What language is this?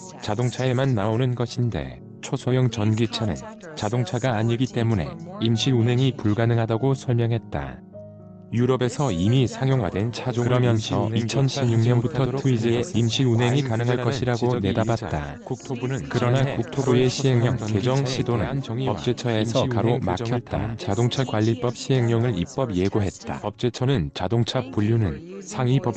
Korean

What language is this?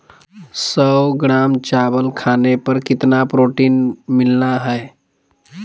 Magahi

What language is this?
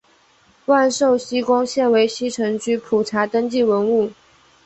Chinese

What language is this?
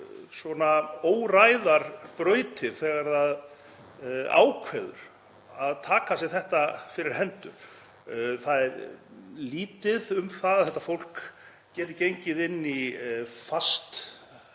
Icelandic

